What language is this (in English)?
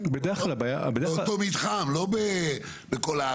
Hebrew